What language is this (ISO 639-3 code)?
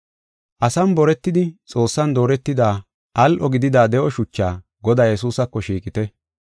gof